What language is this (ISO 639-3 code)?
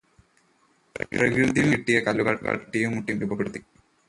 mal